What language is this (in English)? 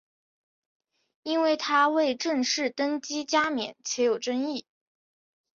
Chinese